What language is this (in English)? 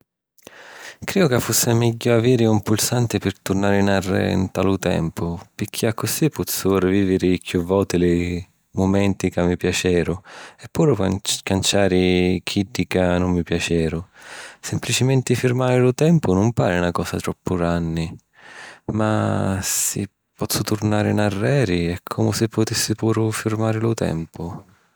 Sicilian